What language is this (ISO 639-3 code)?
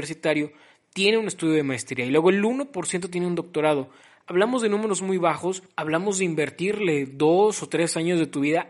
spa